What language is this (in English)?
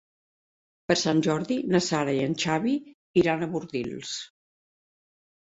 Catalan